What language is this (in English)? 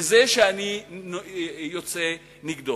Hebrew